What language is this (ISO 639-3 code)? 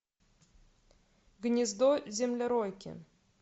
rus